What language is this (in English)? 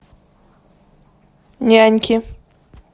Russian